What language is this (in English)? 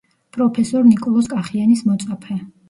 Georgian